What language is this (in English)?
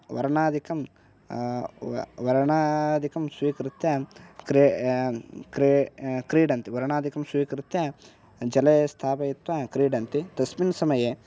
Sanskrit